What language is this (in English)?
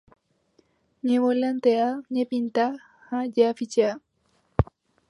Guarani